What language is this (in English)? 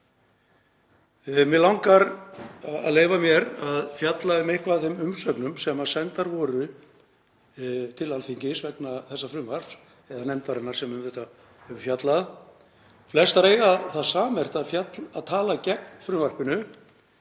Icelandic